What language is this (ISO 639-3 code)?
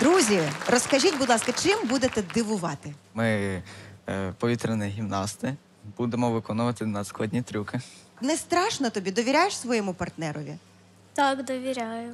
ukr